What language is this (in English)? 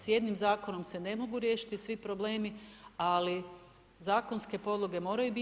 Croatian